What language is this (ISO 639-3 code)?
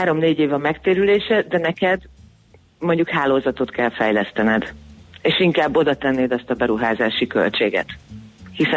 hun